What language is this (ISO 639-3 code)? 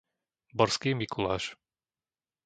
slk